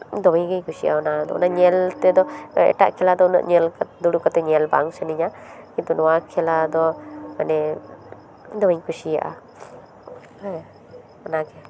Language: Santali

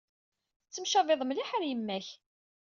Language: Kabyle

